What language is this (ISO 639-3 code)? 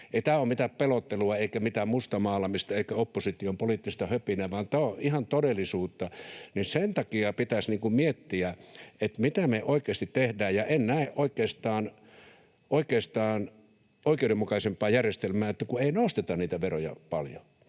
fin